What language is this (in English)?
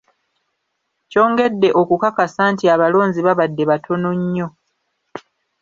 Ganda